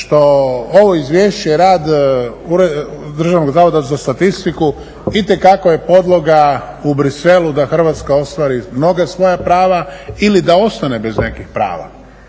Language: Croatian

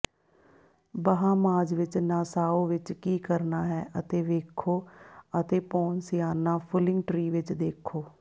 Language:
Punjabi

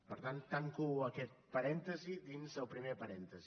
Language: Catalan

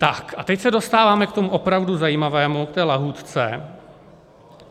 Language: Czech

